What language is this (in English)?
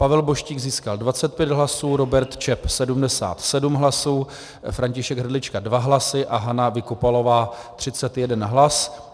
Czech